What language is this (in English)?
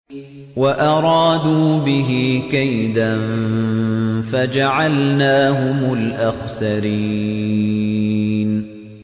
Arabic